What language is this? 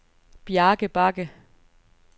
Danish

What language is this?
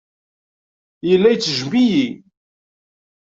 Kabyle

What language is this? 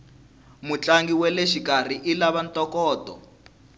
Tsonga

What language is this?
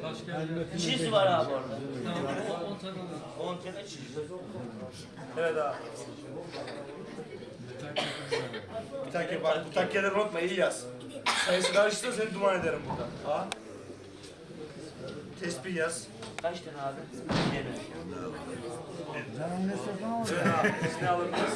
Turkish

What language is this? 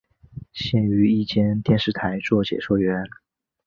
Chinese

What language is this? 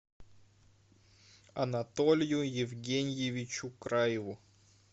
Russian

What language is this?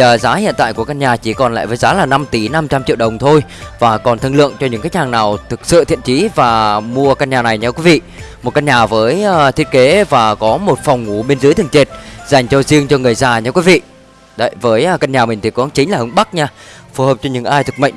Vietnamese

